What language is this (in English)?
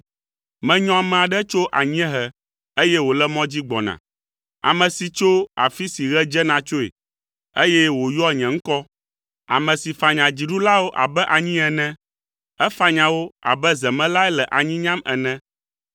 Ewe